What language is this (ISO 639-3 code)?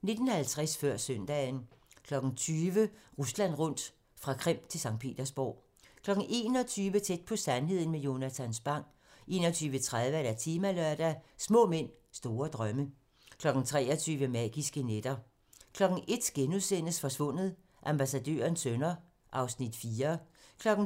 dan